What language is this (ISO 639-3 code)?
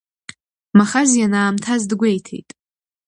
abk